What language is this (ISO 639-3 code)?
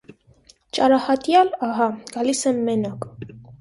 hye